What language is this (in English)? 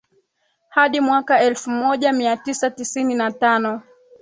Swahili